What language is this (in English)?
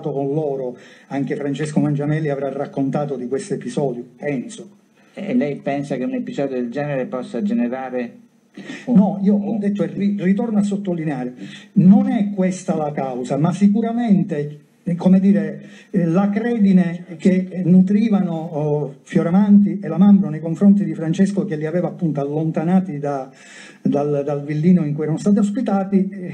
Italian